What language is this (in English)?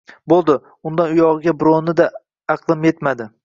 Uzbek